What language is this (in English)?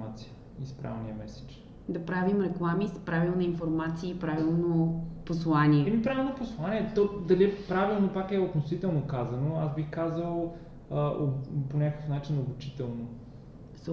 Bulgarian